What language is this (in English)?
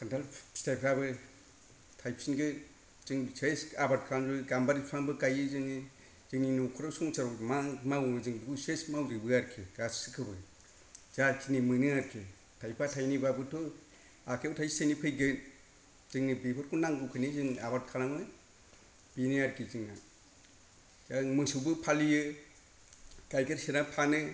Bodo